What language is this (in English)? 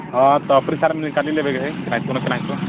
Maithili